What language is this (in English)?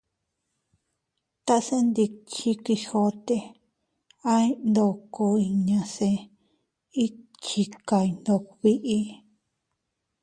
Teutila Cuicatec